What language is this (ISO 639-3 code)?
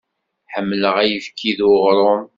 kab